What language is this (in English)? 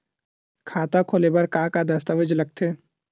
Chhattisgarhi